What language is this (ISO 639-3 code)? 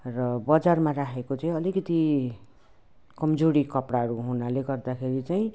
nep